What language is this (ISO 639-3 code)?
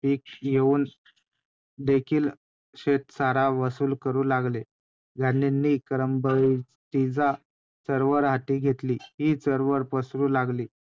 mar